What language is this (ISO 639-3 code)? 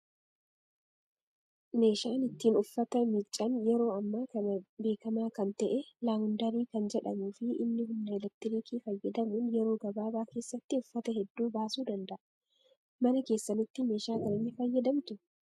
orm